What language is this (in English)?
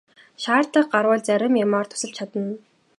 Mongolian